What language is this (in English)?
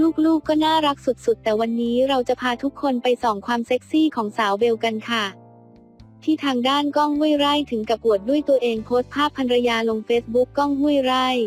Thai